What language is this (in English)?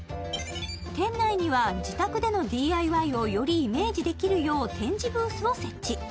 Japanese